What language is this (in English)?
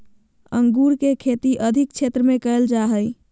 Magahi